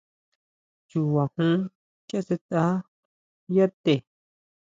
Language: Huautla Mazatec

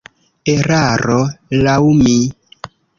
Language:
Esperanto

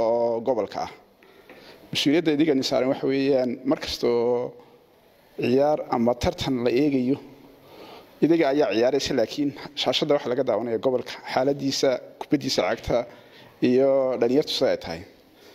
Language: Arabic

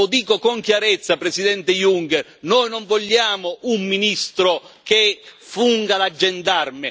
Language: Italian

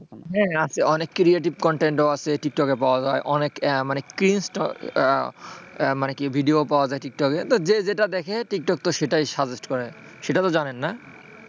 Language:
Bangla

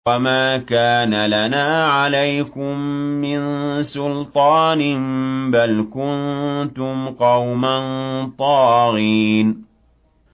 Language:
Arabic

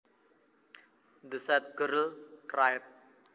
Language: Javanese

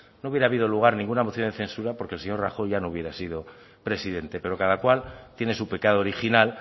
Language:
Spanish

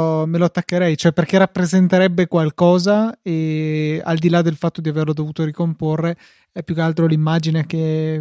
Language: Italian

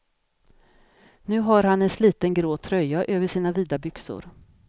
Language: Swedish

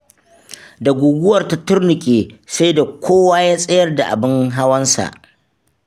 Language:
Hausa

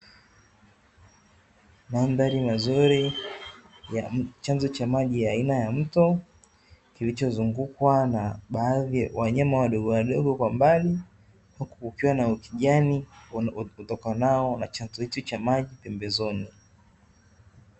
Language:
Swahili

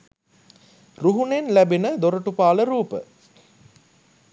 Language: Sinhala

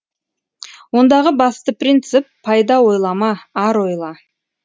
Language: Kazakh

